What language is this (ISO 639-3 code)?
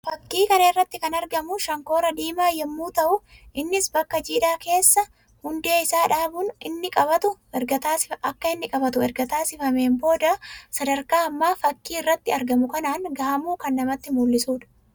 orm